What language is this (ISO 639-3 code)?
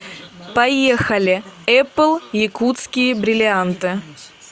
rus